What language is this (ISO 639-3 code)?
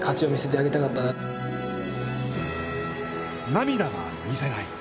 jpn